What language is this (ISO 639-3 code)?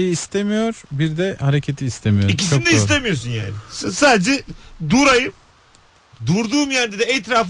tur